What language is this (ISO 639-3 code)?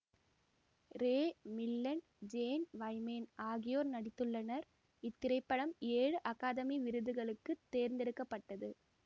tam